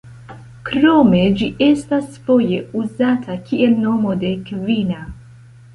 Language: Esperanto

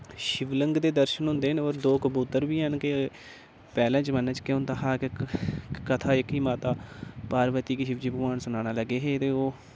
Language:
Dogri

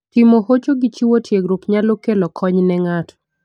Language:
Luo (Kenya and Tanzania)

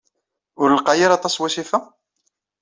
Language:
Kabyle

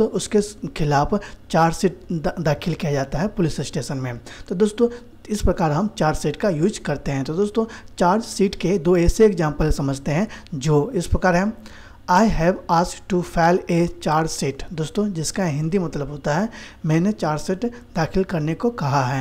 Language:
Hindi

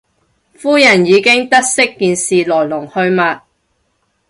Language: Cantonese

